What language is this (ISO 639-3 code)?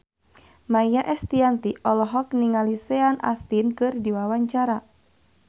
sun